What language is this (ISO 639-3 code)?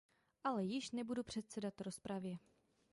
ces